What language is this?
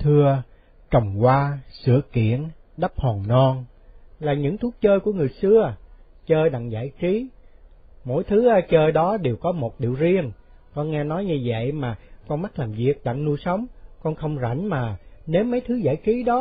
Vietnamese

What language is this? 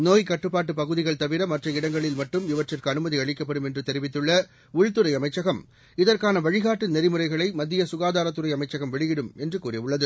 Tamil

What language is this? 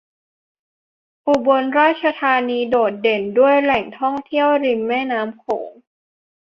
Thai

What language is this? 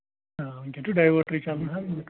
Kashmiri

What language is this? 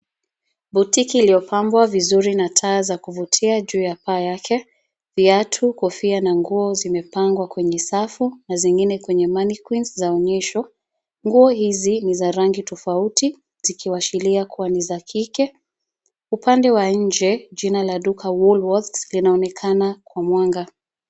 Swahili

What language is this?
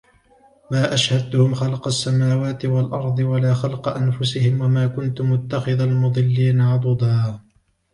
Arabic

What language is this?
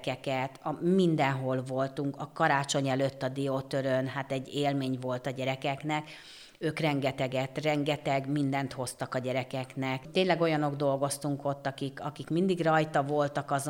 Hungarian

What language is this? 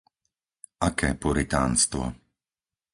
Slovak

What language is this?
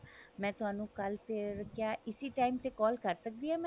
Punjabi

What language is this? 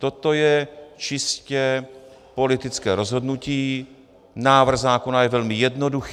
Czech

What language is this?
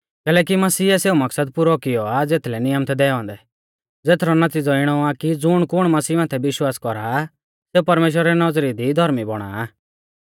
Mahasu Pahari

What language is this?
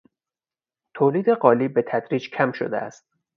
Persian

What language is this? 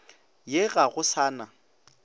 Northern Sotho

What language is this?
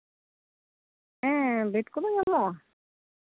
Santali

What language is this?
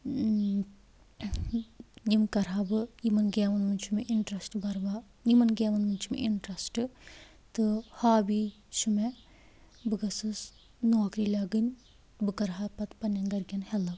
Kashmiri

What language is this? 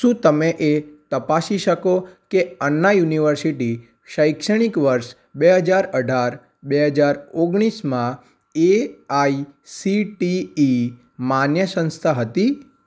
Gujarati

